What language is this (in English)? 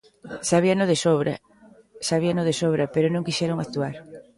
Galician